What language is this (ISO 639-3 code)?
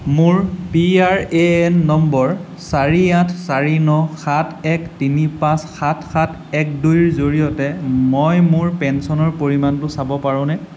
asm